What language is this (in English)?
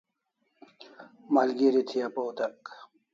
Kalasha